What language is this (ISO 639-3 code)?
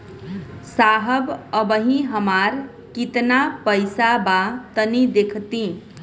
bho